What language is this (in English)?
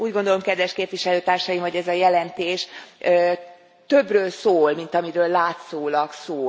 Hungarian